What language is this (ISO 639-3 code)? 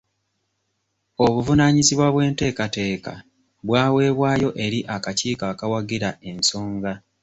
lug